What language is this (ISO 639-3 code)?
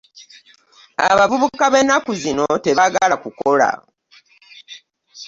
lug